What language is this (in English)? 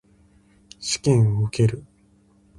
Japanese